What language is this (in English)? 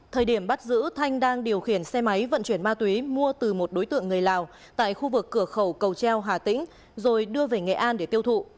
Vietnamese